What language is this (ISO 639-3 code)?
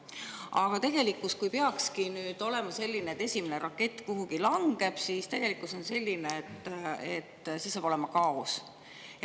est